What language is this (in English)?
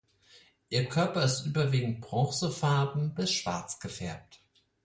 German